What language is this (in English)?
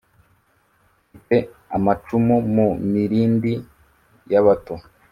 Kinyarwanda